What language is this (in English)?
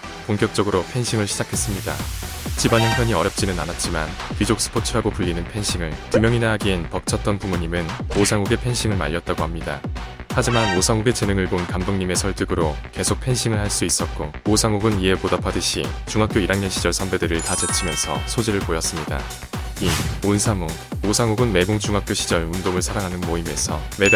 Korean